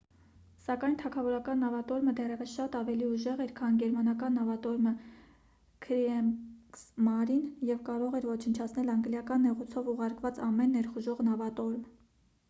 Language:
Armenian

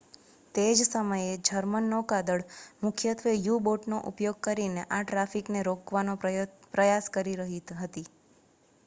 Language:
Gujarati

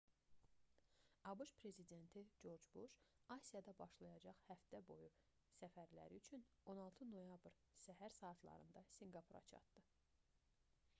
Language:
Azerbaijani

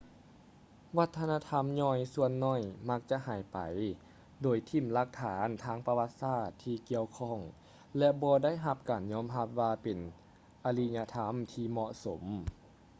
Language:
Lao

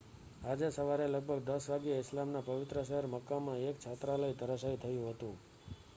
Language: Gujarati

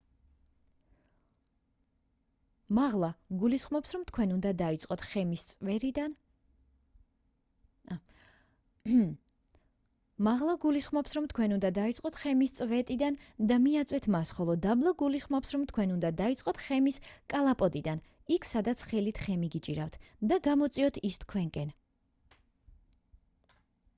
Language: Georgian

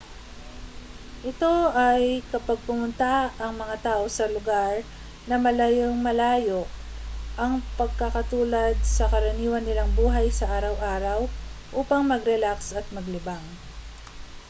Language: Filipino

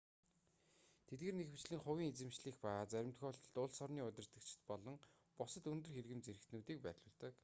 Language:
Mongolian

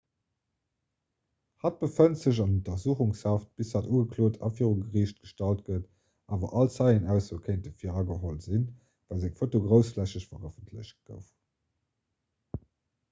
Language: Luxembourgish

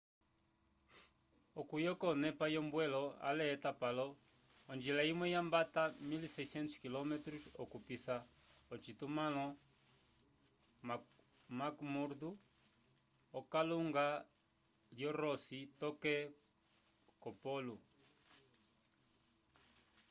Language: Umbundu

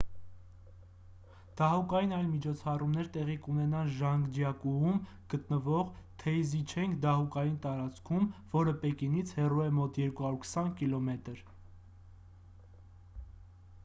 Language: Armenian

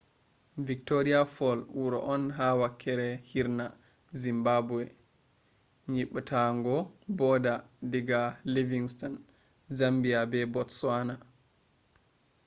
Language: Fula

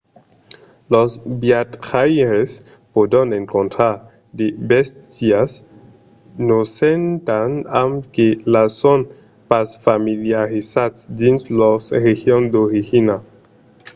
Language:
Occitan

